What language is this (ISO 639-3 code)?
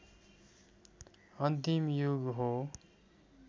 nep